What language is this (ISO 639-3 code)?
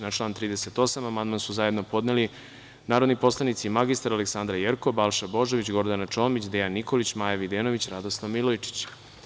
srp